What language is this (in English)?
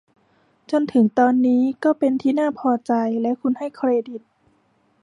Thai